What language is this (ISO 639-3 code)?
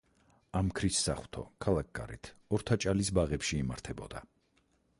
kat